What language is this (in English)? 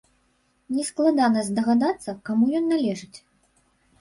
Belarusian